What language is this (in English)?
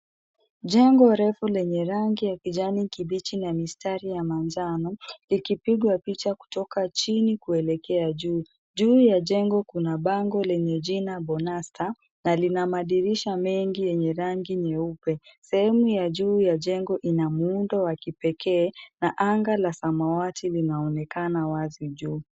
Swahili